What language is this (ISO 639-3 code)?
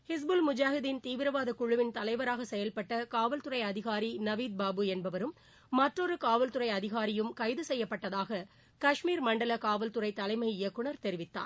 tam